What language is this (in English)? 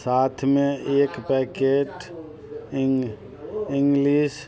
Maithili